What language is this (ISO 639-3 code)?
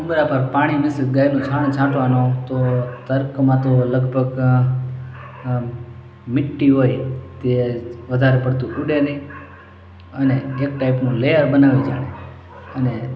guj